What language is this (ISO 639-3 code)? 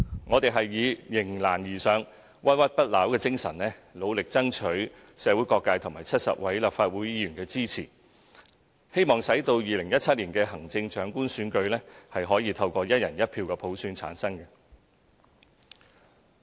yue